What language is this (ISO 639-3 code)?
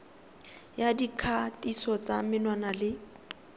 tsn